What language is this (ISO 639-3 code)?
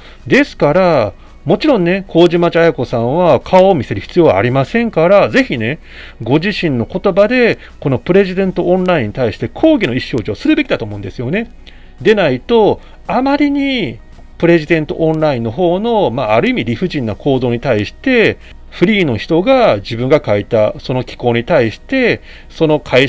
jpn